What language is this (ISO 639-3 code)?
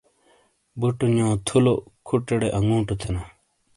scl